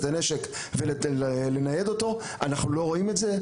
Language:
Hebrew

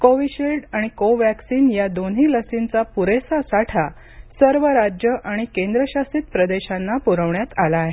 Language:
Marathi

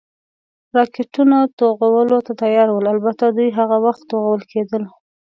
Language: Pashto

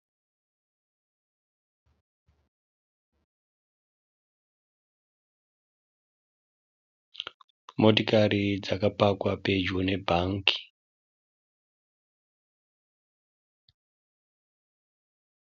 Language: Shona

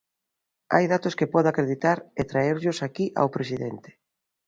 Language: Galician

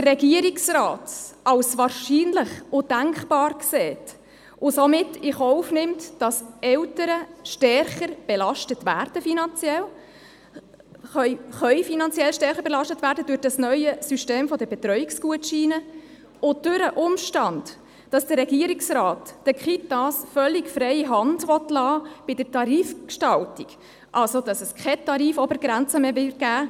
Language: Swiss German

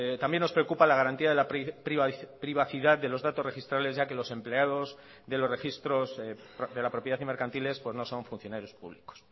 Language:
Spanish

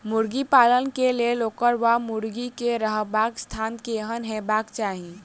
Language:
Maithili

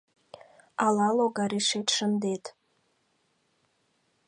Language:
Mari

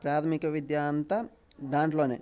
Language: Telugu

